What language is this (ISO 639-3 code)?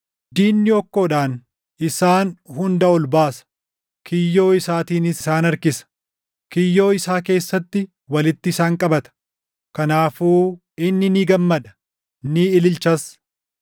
orm